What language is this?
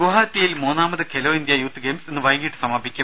Malayalam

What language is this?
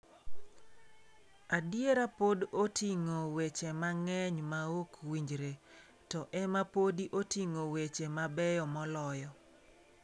Luo (Kenya and Tanzania)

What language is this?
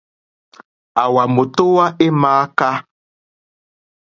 Mokpwe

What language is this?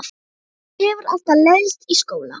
Icelandic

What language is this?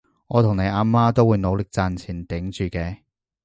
Cantonese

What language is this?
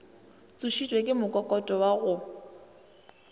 Northern Sotho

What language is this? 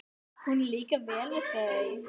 Icelandic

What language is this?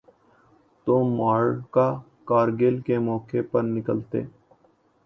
Urdu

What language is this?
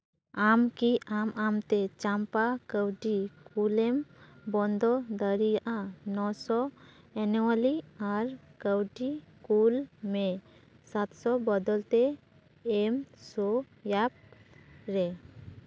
Santali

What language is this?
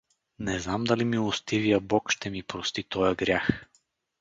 Bulgarian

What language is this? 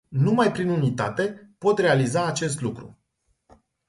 Romanian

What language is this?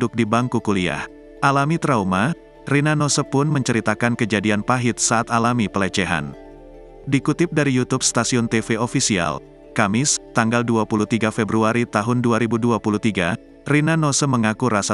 Indonesian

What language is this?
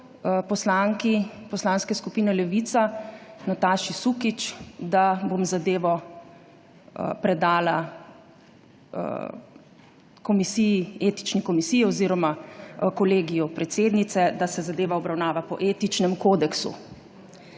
Slovenian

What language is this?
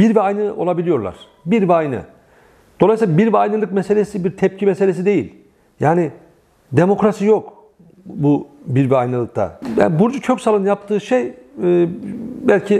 Turkish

